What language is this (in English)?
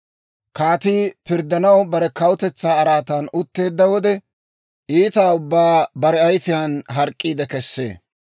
Dawro